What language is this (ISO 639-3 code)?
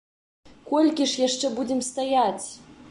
bel